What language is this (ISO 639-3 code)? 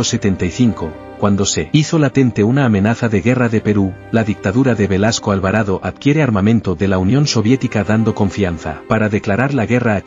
spa